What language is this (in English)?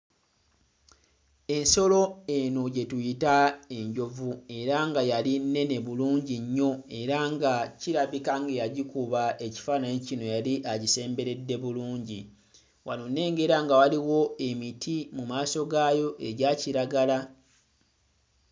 Ganda